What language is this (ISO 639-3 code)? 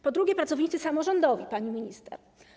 pol